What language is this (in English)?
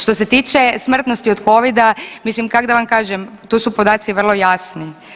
Croatian